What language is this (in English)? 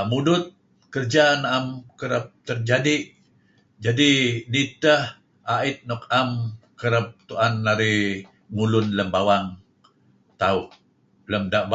Kelabit